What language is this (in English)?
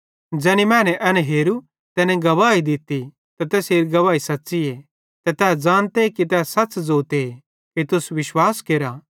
Bhadrawahi